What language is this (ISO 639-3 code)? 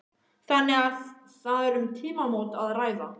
isl